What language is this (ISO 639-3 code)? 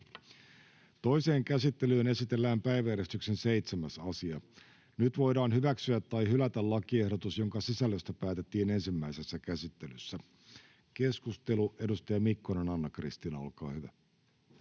fin